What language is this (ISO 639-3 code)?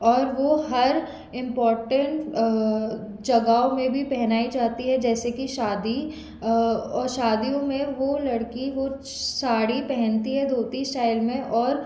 hin